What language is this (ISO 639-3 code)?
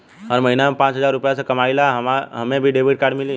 bho